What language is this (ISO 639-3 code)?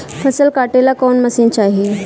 bho